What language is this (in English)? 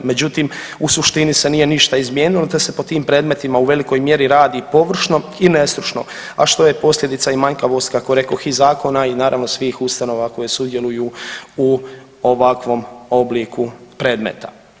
Croatian